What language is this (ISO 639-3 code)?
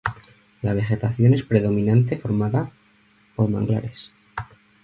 spa